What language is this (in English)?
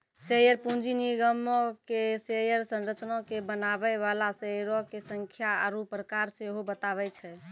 Maithili